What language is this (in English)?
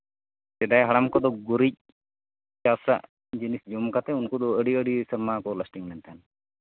Santali